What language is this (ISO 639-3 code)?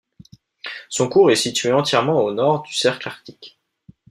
fra